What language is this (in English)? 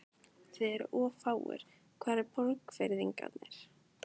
Icelandic